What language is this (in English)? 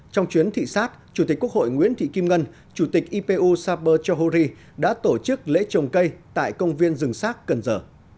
Vietnamese